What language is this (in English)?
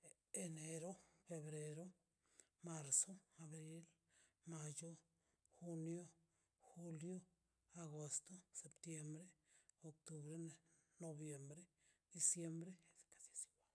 Mazaltepec Zapotec